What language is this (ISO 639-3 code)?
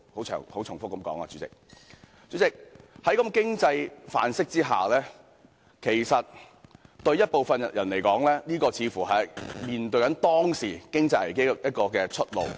yue